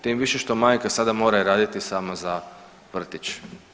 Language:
Croatian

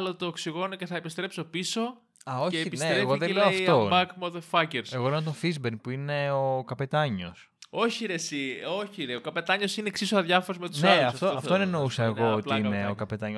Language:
Greek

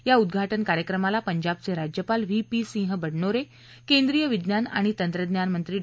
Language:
Marathi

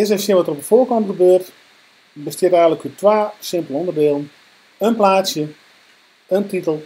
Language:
Dutch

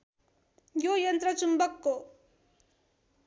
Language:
Nepali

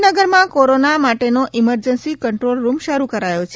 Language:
Gujarati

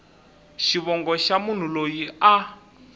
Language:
Tsonga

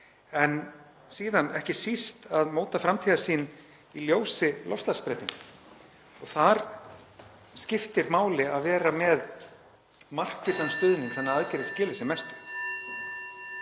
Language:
Icelandic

